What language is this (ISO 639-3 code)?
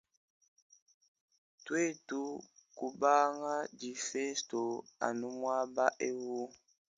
lua